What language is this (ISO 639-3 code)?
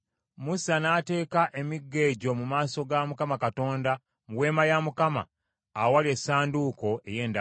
lug